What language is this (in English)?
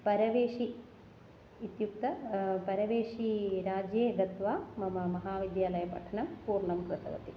Sanskrit